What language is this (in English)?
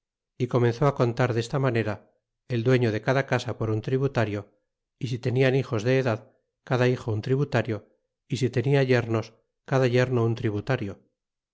Spanish